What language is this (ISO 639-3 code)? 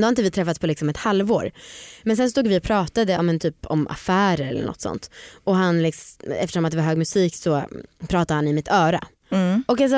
swe